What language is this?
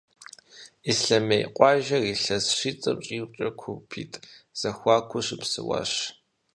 Kabardian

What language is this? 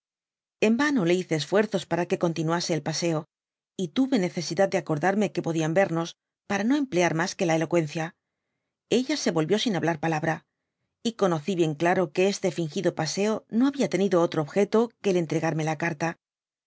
Spanish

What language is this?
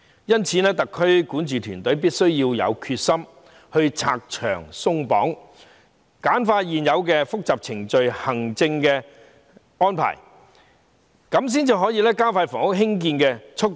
Cantonese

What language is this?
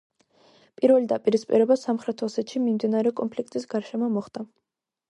Georgian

